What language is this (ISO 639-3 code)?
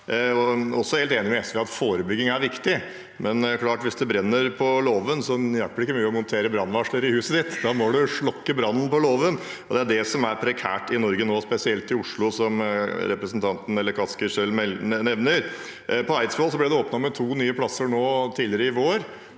nor